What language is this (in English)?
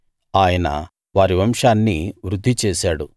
Telugu